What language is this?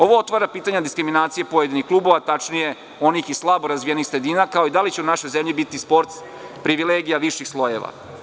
Serbian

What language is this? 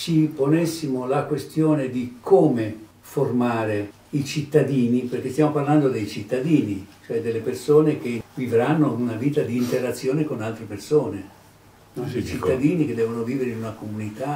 Italian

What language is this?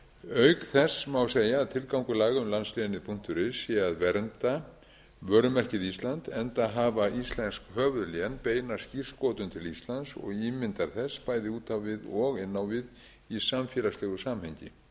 Icelandic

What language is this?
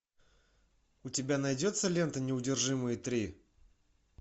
Russian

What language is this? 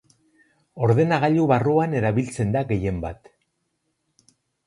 Basque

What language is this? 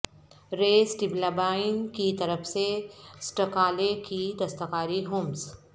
Urdu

